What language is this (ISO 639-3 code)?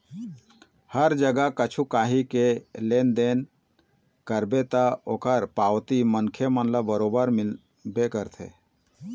hne